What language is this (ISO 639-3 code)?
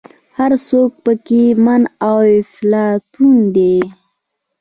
pus